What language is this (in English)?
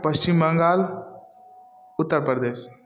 Maithili